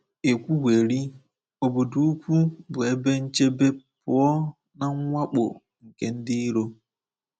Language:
Igbo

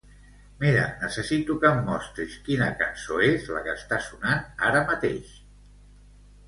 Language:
Catalan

